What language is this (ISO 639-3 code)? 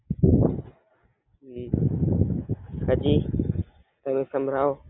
guj